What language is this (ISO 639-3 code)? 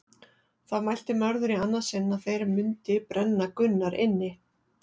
isl